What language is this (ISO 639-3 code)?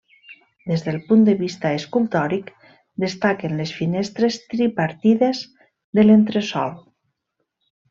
cat